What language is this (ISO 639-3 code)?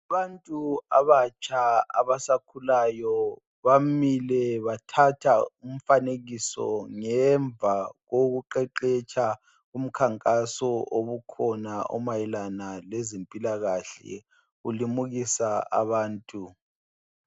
nde